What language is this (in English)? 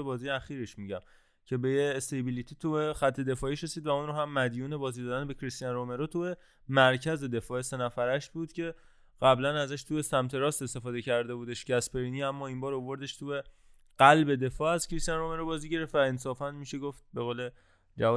Persian